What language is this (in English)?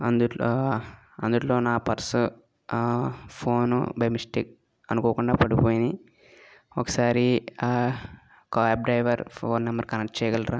Telugu